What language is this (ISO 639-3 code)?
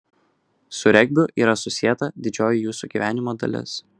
lit